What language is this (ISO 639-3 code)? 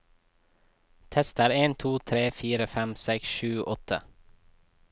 nor